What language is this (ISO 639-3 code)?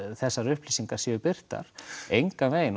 isl